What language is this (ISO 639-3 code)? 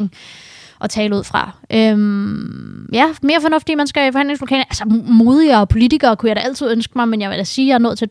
dan